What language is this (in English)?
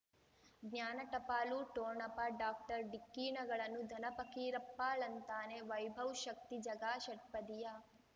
Kannada